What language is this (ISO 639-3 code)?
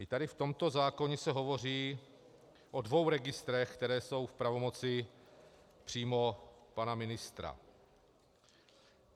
ces